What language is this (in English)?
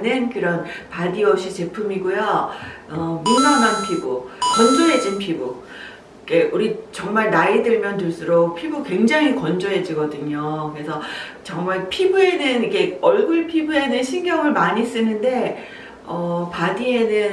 Korean